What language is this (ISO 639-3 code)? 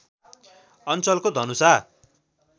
nep